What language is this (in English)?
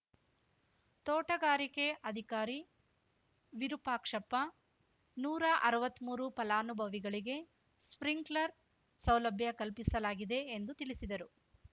Kannada